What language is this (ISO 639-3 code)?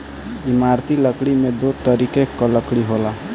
bho